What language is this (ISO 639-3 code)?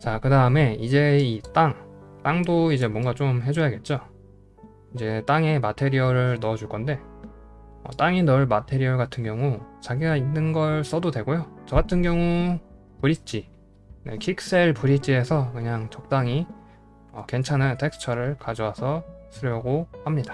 kor